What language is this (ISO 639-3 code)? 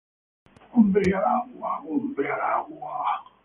spa